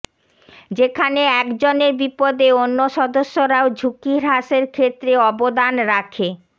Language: Bangla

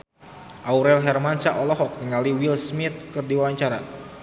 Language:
Sundanese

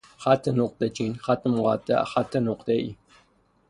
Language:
Persian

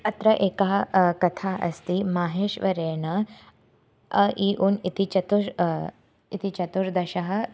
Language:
Sanskrit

